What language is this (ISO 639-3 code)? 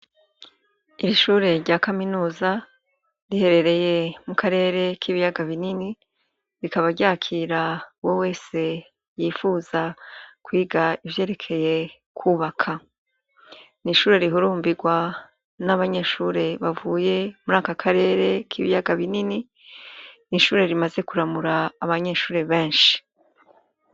run